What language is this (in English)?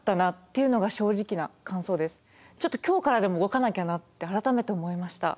Japanese